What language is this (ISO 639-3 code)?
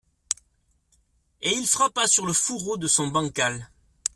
fra